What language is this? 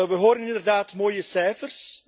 Dutch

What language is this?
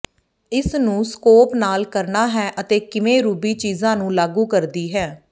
Punjabi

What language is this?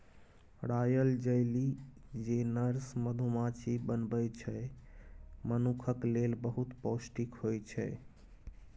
Maithili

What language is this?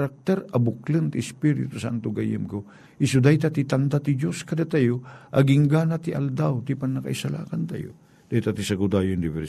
Filipino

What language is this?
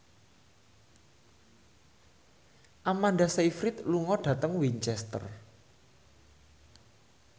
Javanese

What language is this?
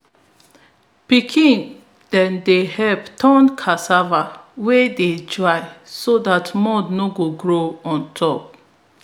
Nigerian Pidgin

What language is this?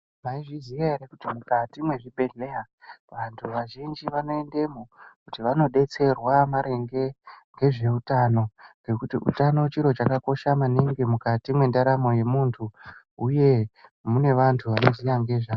Ndau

